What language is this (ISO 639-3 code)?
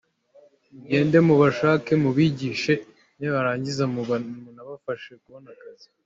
kin